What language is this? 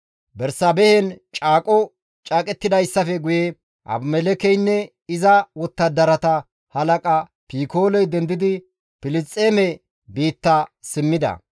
Gamo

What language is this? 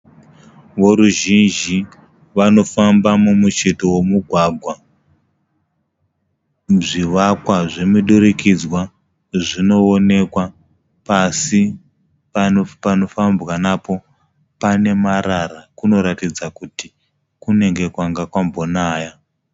Shona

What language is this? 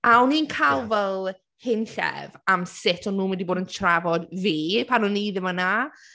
Welsh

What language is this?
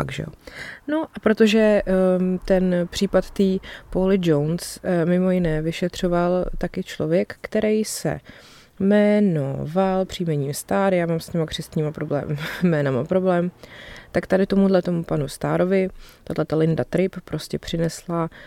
Czech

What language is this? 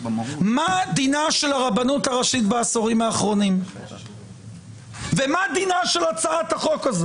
Hebrew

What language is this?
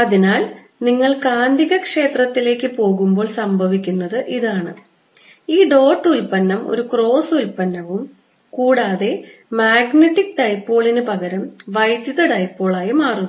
Malayalam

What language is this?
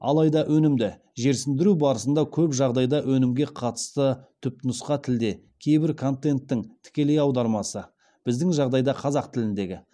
Kazakh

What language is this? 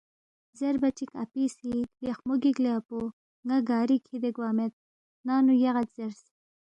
Balti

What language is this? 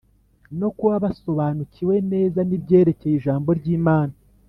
Kinyarwanda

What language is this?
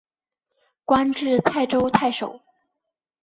Chinese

